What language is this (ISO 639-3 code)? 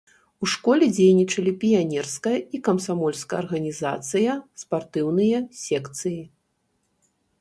bel